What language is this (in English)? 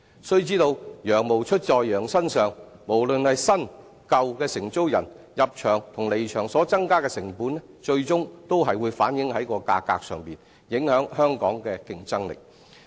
Cantonese